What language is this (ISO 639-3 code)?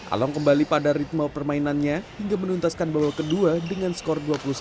ind